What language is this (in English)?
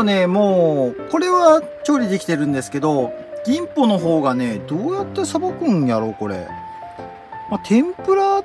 Japanese